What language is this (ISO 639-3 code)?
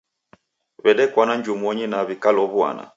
dav